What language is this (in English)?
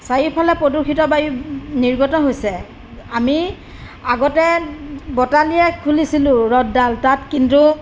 Assamese